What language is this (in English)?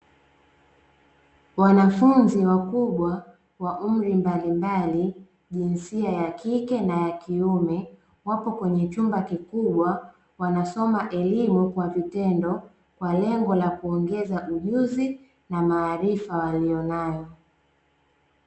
Swahili